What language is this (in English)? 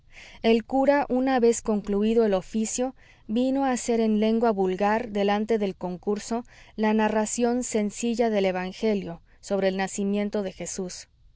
Spanish